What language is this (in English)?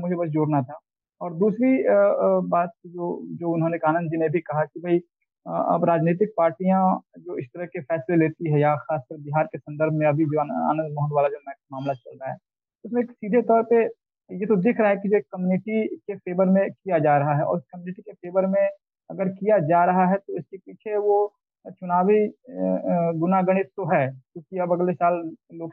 Hindi